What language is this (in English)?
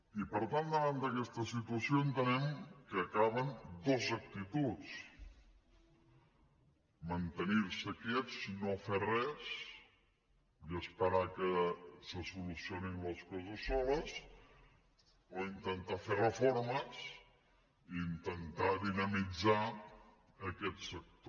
Catalan